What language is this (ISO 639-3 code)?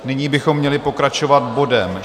ces